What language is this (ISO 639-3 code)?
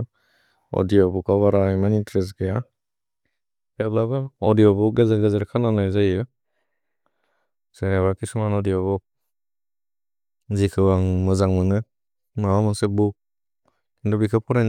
brx